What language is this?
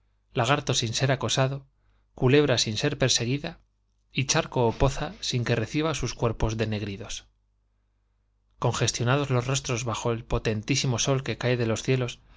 Spanish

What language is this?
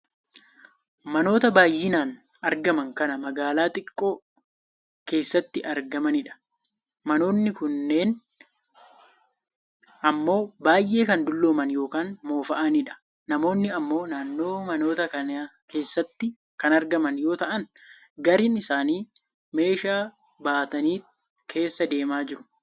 Oromo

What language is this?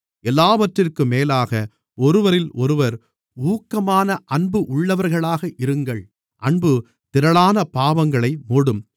Tamil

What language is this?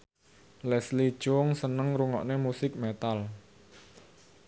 Javanese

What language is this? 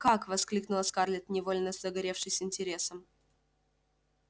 Russian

